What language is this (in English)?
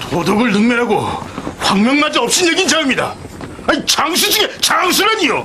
Korean